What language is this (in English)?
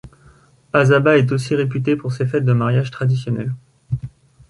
French